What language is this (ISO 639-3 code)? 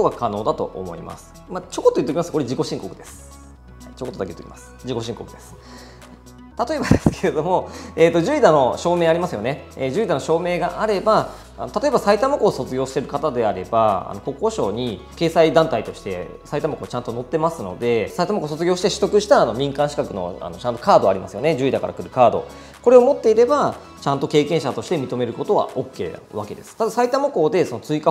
jpn